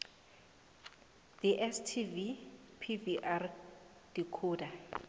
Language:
South Ndebele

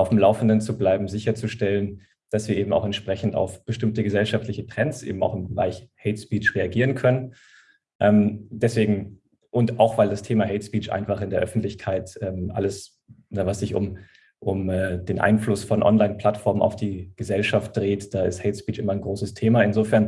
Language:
German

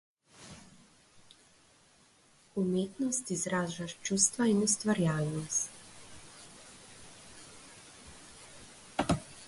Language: Slovenian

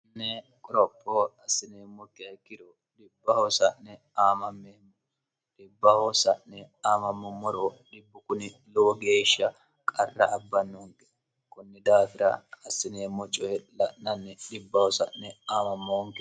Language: Sidamo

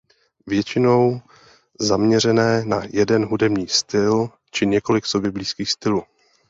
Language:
Czech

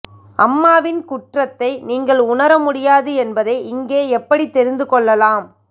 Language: Tamil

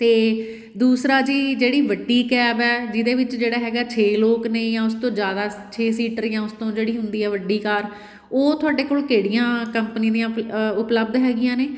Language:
Punjabi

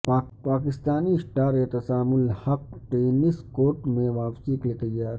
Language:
Urdu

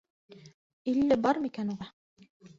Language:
Bashkir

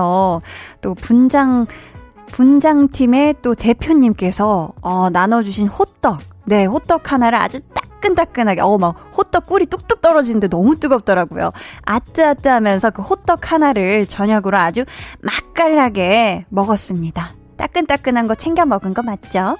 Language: Korean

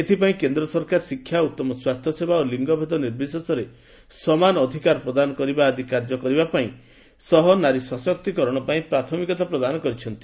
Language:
Odia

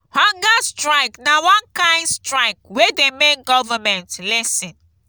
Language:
Nigerian Pidgin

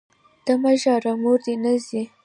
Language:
Pashto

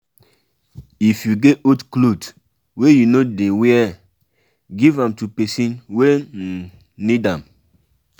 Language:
Nigerian Pidgin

